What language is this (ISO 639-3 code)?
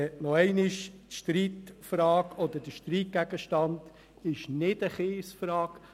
gsw